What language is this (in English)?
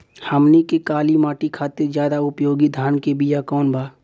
Bhojpuri